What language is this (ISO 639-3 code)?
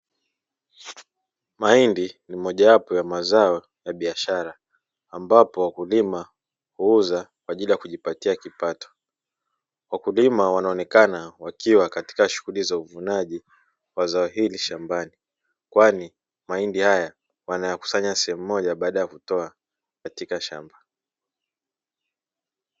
swa